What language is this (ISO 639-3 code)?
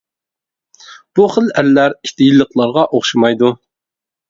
uig